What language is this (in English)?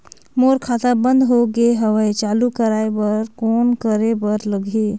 Chhattisgarhi